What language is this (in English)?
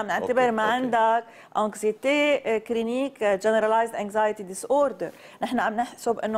Arabic